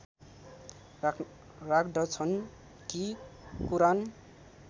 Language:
Nepali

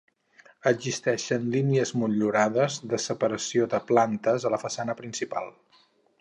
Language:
Catalan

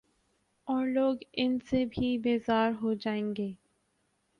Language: Urdu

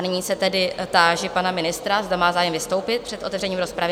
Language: Czech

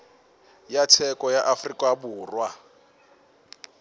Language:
Northern Sotho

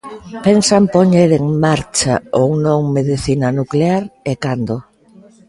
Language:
Galician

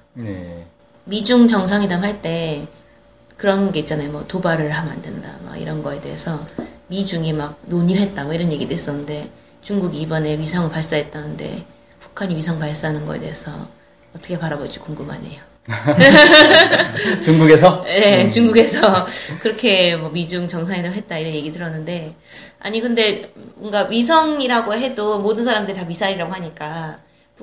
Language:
Korean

